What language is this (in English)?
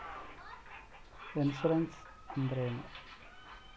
Kannada